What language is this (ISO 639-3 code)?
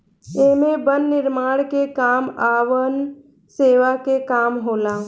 bho